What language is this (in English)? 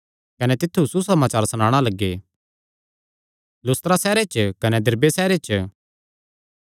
Kangri